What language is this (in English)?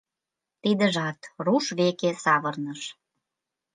Mari